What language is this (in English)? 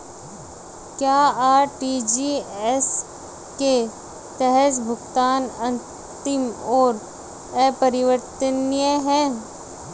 Hindi